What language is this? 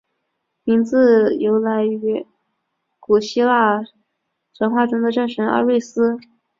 Chinese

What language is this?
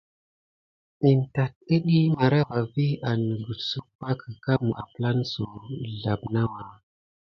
Gidar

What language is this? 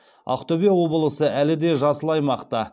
Kazakh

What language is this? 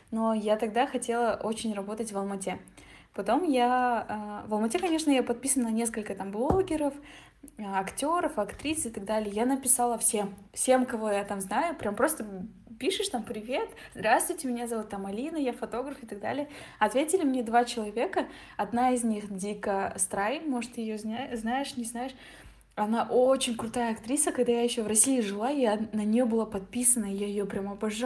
Russian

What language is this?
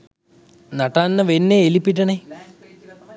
Sinhala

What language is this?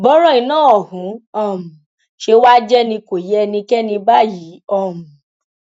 Yoruba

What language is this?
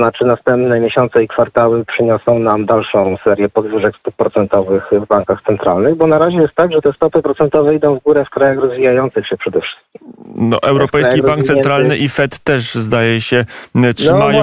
Polish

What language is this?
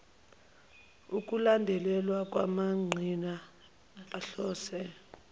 Zulu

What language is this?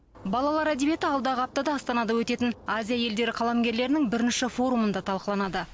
Kazakh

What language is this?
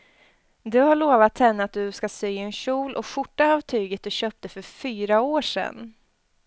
Swedish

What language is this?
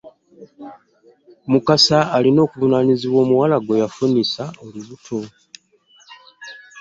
Ganda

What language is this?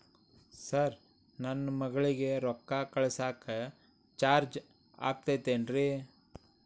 Kannada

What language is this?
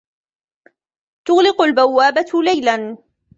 Arabic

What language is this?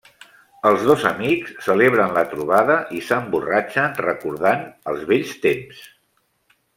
Catalan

